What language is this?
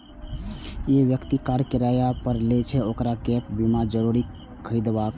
Maithili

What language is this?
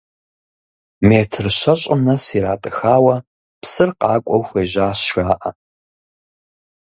Kabardian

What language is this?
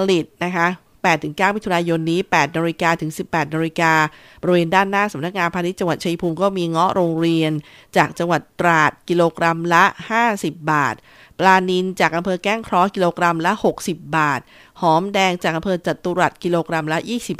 Thai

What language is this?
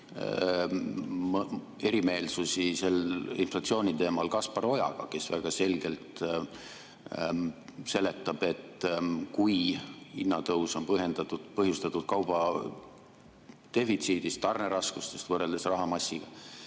Estonian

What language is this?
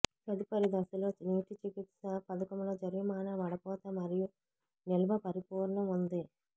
Telugu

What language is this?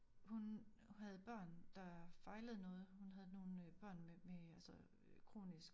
Danish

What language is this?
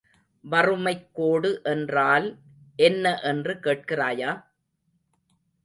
Tamil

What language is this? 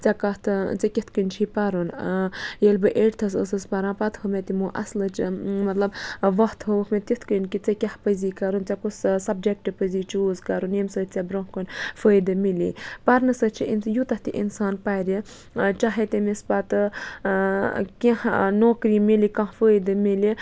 Kashmiri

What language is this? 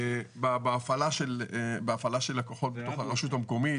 Hebrew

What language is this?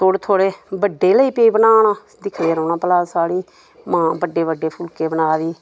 Dogri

